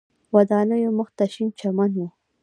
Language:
Pashto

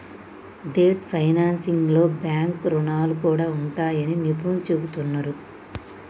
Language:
Telugu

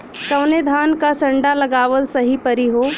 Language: Bhojpuri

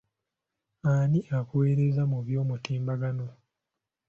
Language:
Ganda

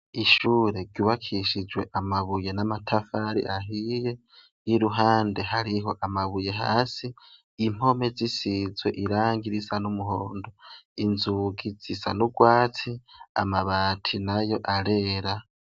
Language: Rundi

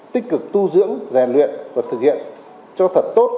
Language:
Vietnamese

